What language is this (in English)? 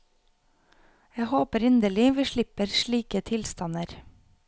Norwegian